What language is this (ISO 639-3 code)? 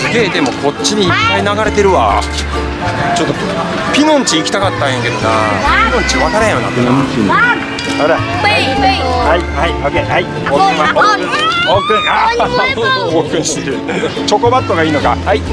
jpn